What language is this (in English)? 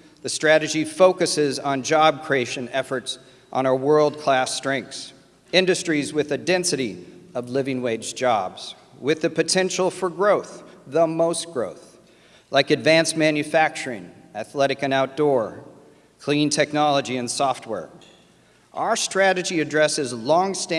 English